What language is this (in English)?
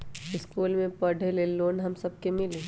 Magahi